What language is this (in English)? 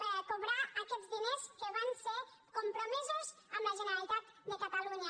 Catalan